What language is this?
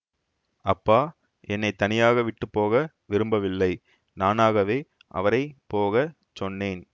Tamil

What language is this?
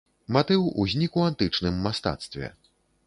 Belarusian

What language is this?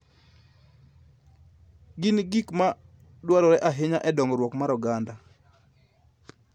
Luo (Kenya and Tanzania)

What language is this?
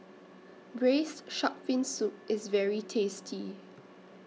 English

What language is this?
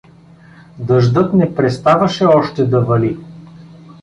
Bulgarian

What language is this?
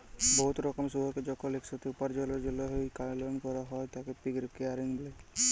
Bangla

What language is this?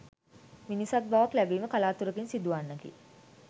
Sinhala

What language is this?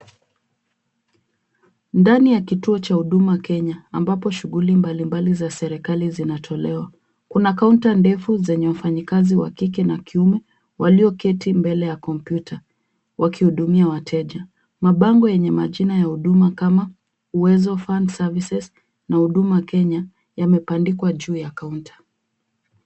Swahili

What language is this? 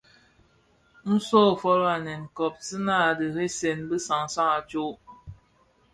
Bafia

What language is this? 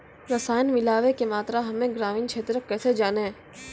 Maithili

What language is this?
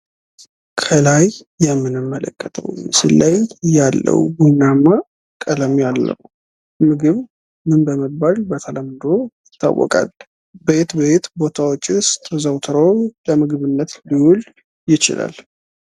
Amharic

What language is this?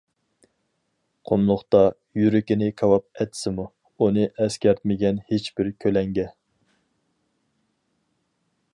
Uyghur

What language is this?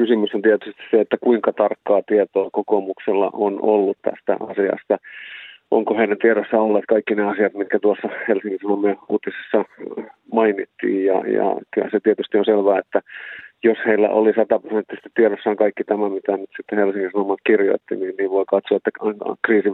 Finnish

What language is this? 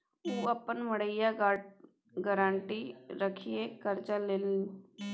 Maithili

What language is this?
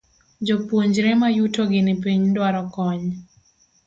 Luo (Kenya and Tanzania)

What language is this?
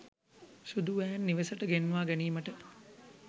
Sinhala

